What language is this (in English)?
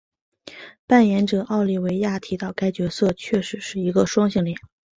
Chinese